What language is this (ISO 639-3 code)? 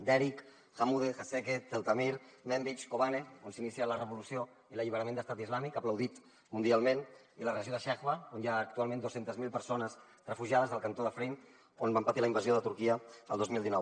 cat